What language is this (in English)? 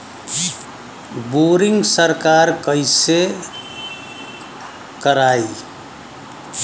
Bhojpuri